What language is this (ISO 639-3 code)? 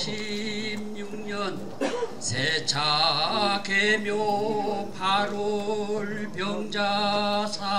kor